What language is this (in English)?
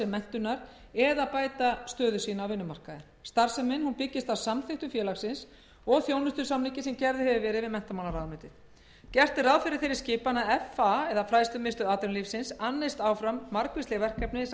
Icelandic